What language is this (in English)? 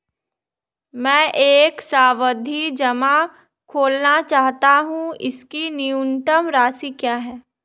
Hindi